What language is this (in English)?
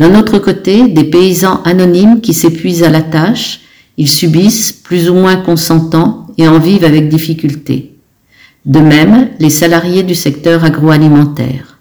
French